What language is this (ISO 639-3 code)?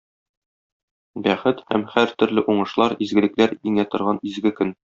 tat